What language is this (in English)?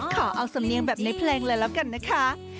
Thai